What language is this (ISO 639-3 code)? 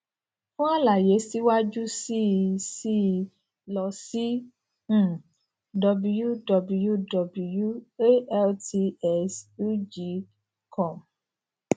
yor